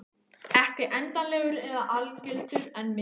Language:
Icelandic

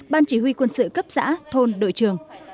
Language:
Vietnamese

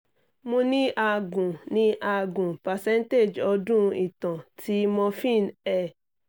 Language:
Yoruba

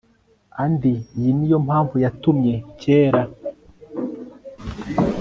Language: Kinyarwanda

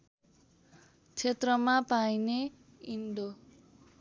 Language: Nepali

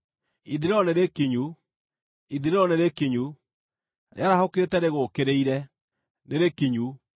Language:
Kikuyu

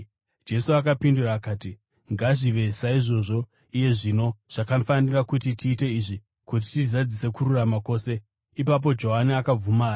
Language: Shona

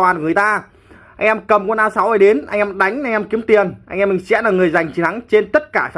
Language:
Vietnamese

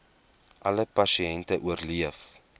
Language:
Afrikaans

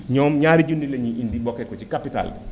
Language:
Wolof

